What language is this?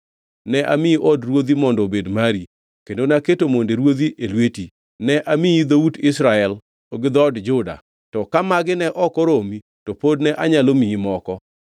Luo (Kenya and Tanzania)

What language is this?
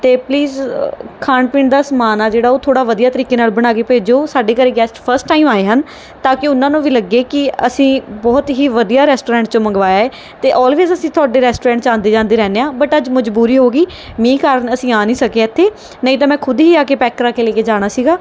Punjabi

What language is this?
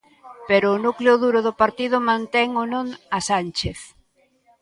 Galician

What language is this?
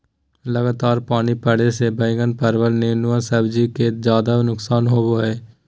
Magahi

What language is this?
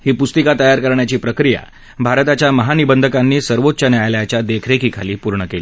Marathi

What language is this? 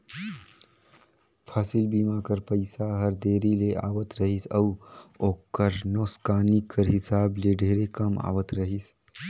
Chhattisgarhi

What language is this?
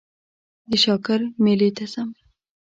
Pashto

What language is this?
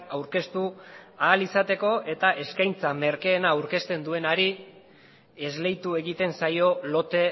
Basque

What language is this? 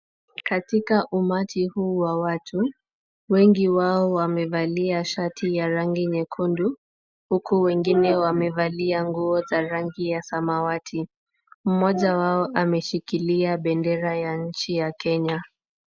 Swahili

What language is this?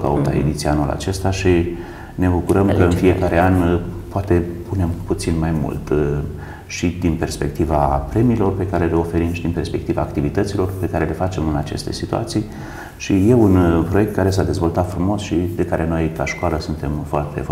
Romanian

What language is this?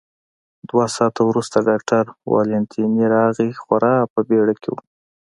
Pashto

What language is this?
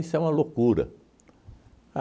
Portuguese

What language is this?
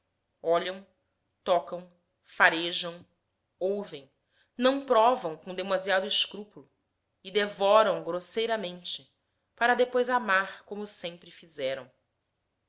Portuguese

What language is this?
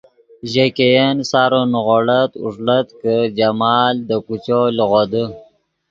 Yidgha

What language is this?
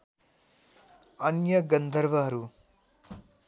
Nepali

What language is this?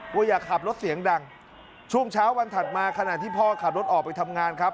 Thai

